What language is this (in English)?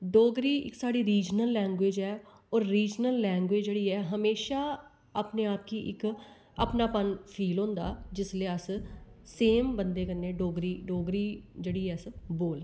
Dogri